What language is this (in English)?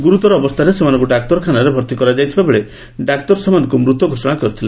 Odia